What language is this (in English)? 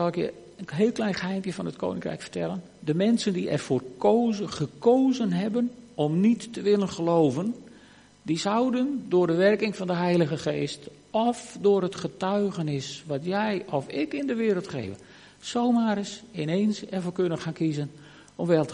Dutch